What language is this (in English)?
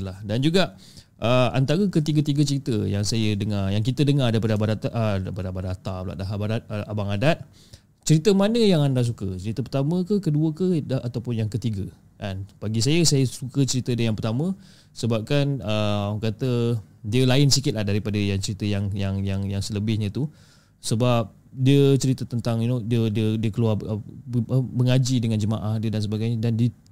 Malay